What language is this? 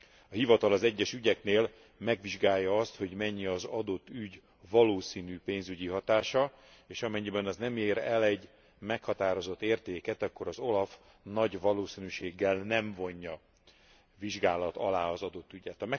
Hungarian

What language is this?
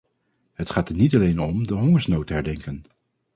Dutch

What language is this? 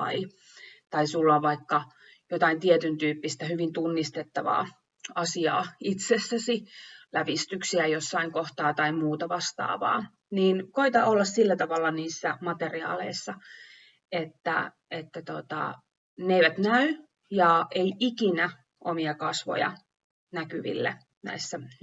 Finnish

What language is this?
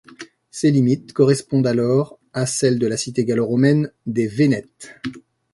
French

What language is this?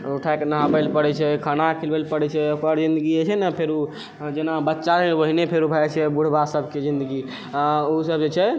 Maithili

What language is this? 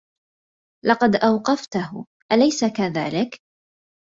Arabic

